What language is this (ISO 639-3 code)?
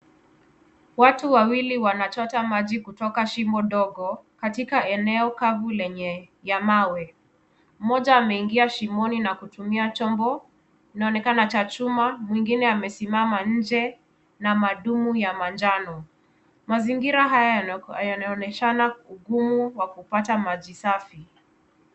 swa